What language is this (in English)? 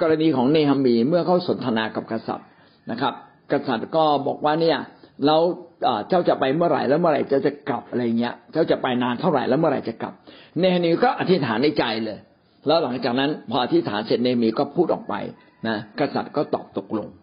Thai